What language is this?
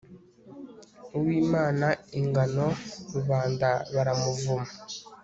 Kinyarwanda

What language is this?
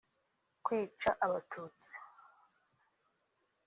Kinyarwanda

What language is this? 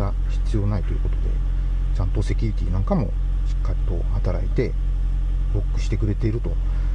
Japanese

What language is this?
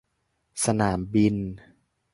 Thai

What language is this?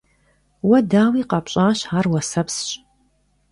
Kabardian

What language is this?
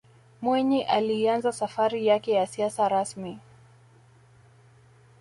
Swahili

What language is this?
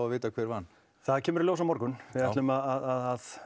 Icelandic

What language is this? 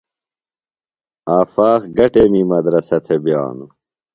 Phalura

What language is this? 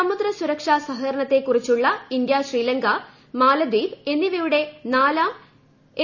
Malayalam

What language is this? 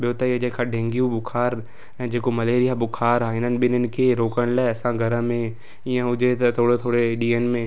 Sindhi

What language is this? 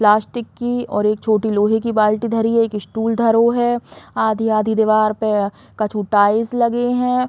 Bundeli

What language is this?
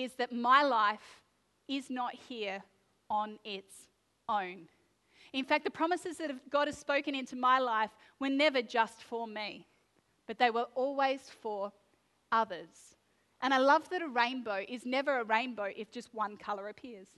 English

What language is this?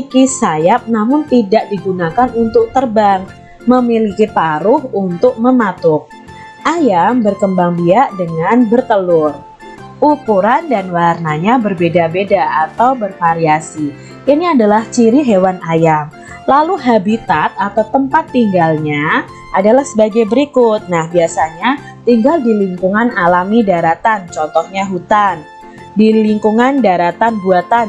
Indonesian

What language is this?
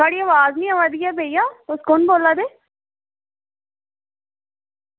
Dogri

